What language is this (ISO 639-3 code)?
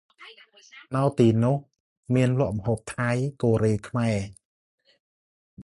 khm